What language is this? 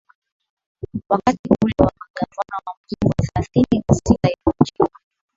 Swahili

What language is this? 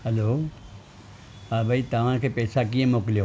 Sindhi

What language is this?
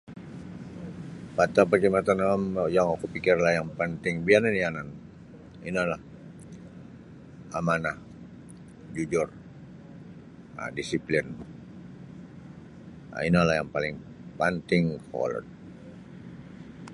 Sabah Bisaya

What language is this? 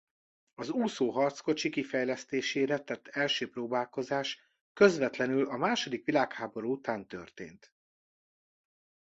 Hungarian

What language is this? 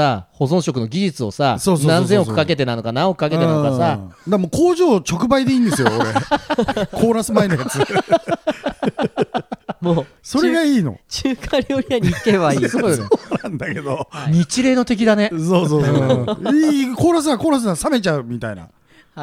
Japanese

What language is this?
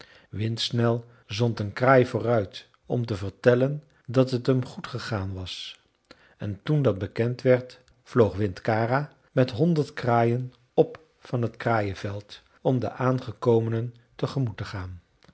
Dutch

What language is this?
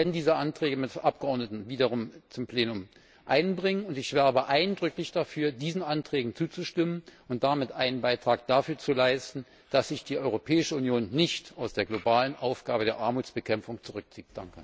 German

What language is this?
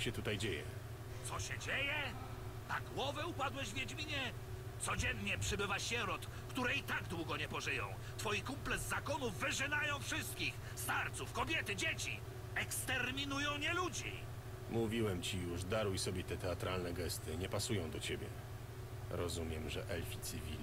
Polish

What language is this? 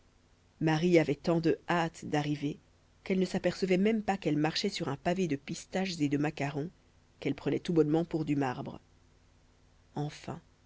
French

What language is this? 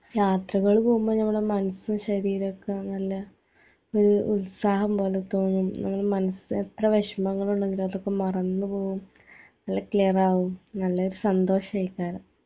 Malayalam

